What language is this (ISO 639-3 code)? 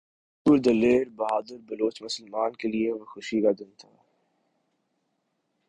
urd